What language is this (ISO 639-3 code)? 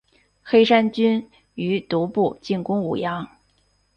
zho